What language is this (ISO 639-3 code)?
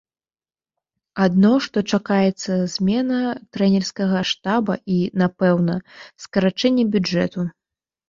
bel